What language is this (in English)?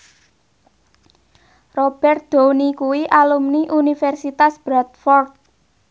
Javanese